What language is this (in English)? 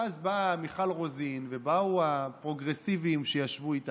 Hebrew